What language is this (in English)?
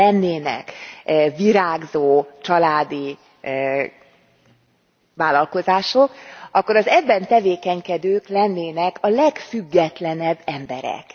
Hungarian